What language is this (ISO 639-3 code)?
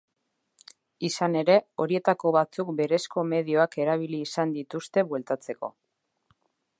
eus